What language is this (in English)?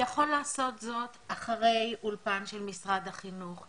Hebrew